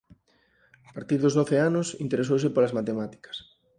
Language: Galician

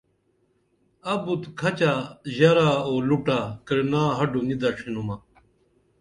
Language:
Dameli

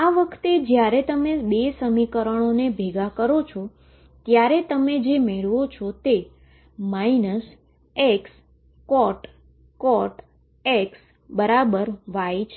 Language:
Gujarati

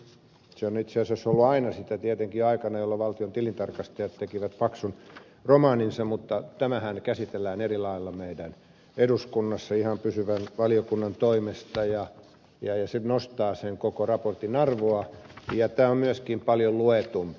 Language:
Finnish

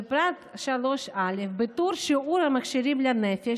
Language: Hebrew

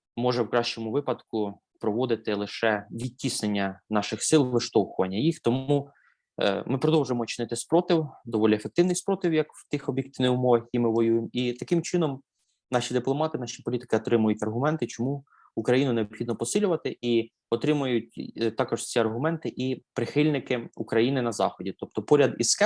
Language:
Ukrainian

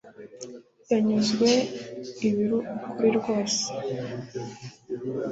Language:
Kinyarwanda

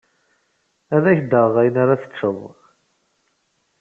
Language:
Kabyle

